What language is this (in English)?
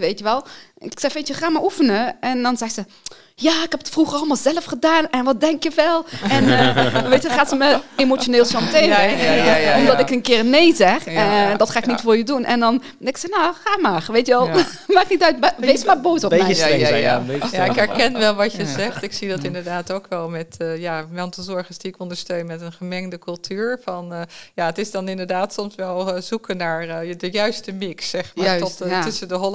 Dutch